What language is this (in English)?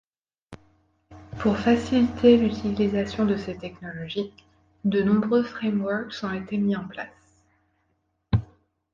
French